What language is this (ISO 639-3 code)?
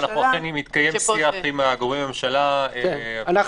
heb